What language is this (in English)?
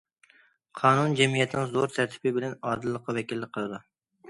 Uyghur